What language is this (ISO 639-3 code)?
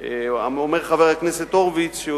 heb